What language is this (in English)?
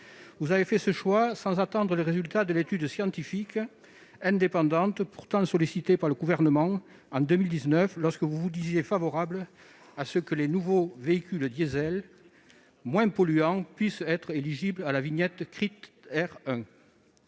French